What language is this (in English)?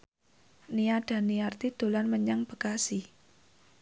Javanese